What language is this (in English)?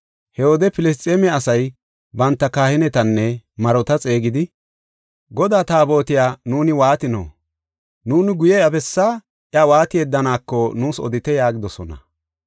Gofa